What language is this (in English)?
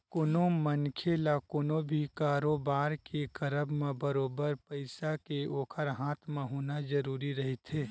Chhattisgarhi